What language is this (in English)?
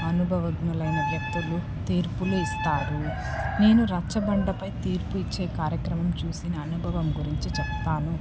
Telugu